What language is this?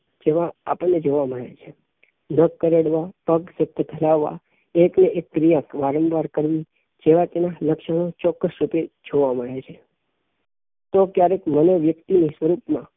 Gujarati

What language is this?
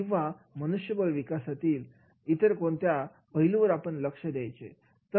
Marathi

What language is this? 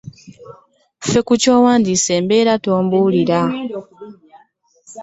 Ganda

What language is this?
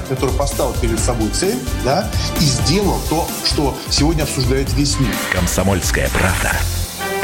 Russian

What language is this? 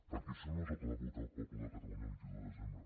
Catalan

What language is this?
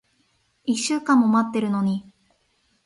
Japanese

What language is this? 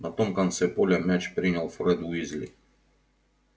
Russian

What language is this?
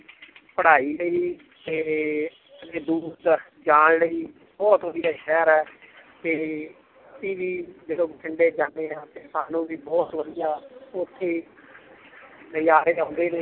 Punjabi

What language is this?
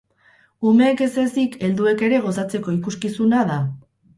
Basque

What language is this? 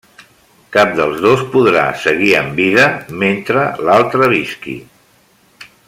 Catalan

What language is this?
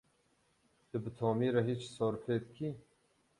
Kurdish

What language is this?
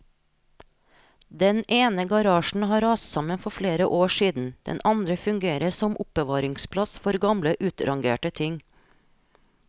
Norwegian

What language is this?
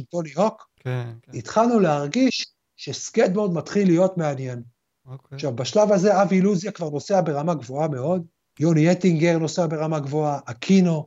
Hebrew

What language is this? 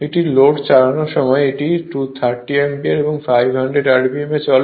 Bangla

